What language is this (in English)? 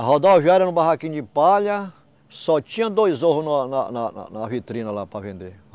Portuguese